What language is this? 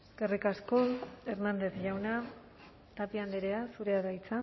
Basque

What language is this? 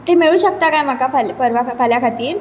Konkani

